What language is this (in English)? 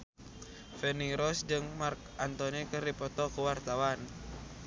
Sundanese